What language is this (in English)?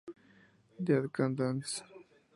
Spanish